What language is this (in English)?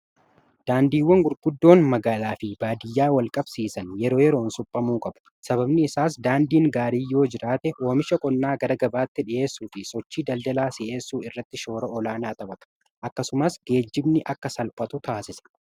Oromo